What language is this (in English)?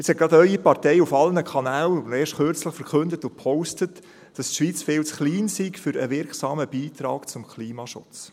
Swiss German